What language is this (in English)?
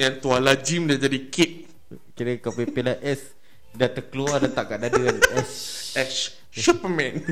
Malay